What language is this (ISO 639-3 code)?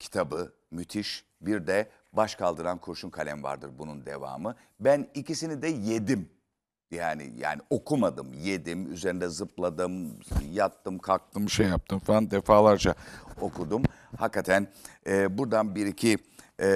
tur